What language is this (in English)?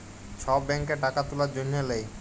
Bangla